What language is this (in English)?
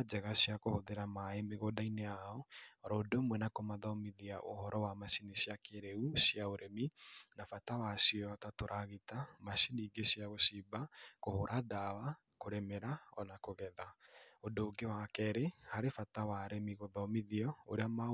Kikuyu